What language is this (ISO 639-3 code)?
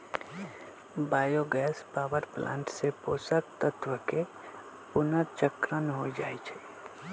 mag